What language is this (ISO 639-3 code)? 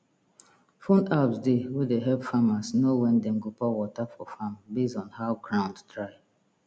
pcm